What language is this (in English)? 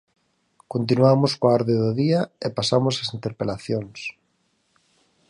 Galician